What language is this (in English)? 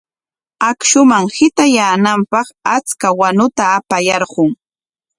Corongo Ancash Quechua